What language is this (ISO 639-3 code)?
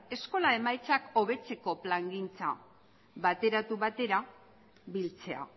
eus